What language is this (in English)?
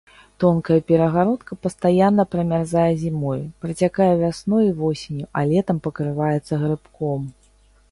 Belarusian